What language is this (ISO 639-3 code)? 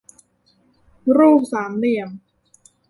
tha